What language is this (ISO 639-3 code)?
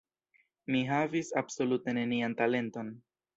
epo